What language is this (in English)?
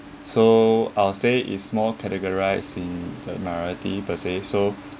English